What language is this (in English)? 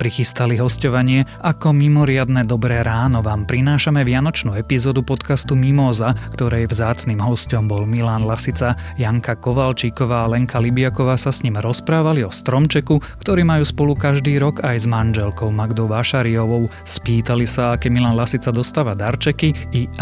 Slovak